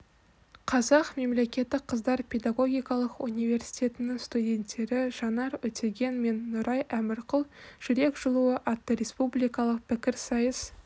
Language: Kazakh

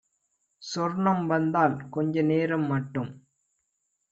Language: Tamil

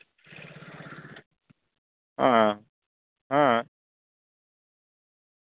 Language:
Santali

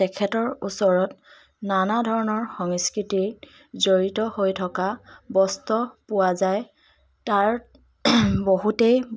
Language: Assamese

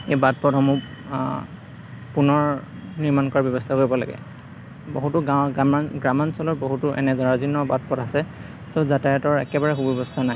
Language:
Assamese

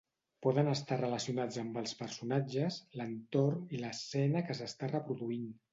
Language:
Catalan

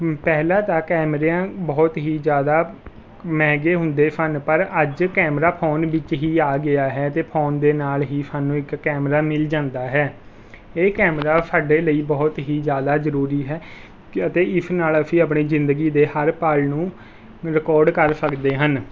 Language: Punjabi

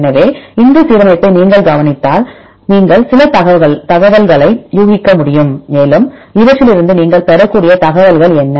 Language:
Tamil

